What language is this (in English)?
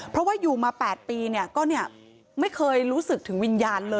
Thai